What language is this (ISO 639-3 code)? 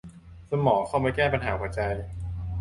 tha